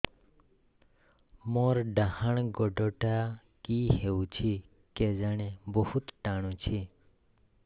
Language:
Odia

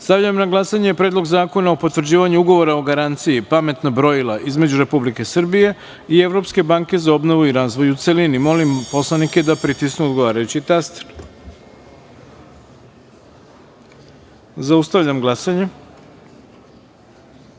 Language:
Serbian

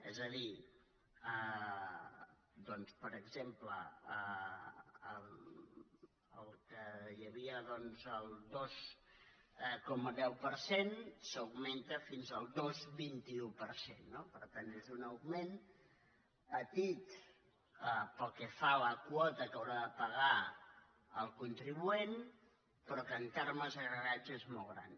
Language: Catalan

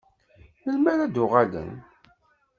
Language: Kabyle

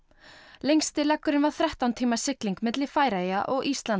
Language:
Icelandic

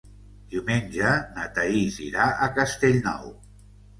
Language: Catalan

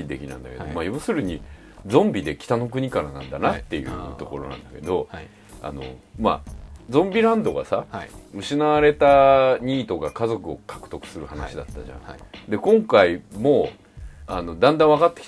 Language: Japanese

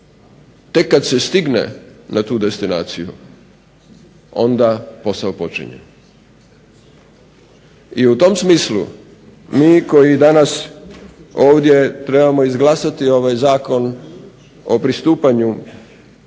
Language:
Croatian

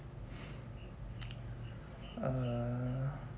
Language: English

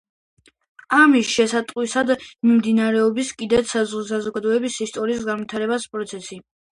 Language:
Georgian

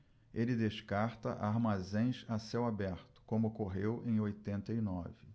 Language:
Portuguese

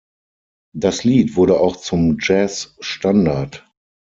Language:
German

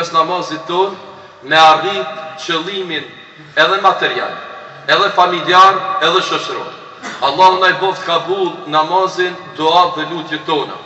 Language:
Romanian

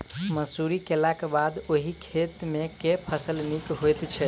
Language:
Maithili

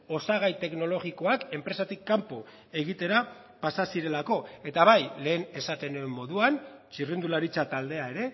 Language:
Basque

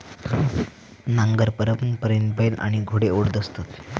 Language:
Marathi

